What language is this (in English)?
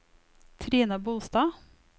Norwegian